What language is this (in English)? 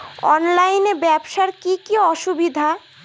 Bangla